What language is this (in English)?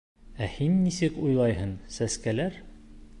Bashkir